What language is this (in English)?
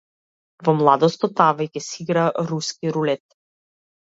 Macedonian